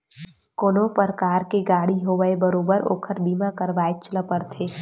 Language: Chhattisgarhi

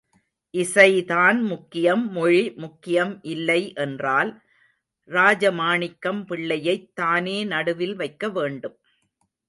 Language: Tamil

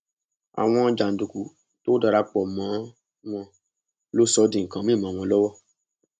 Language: Yoruba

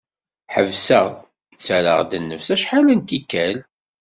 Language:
Kabyle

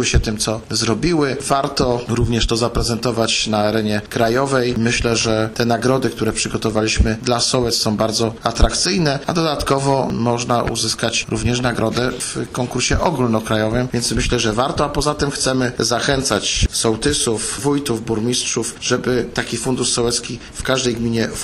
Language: Polish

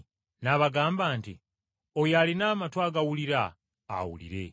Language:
Ganda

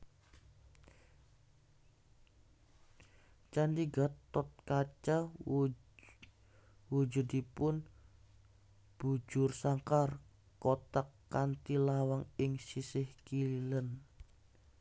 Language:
Javanese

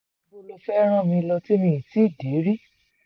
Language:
Yoruba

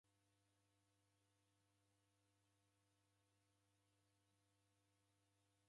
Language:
Taita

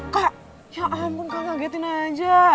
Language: Indonesian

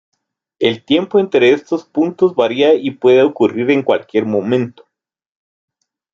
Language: Spanish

